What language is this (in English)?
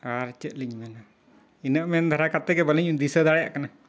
Santali